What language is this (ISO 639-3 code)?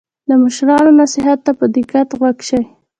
pus